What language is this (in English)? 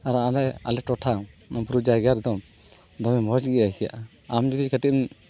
Santali